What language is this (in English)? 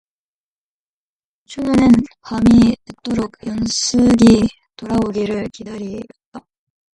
Korean